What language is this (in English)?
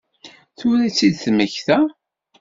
Kabyle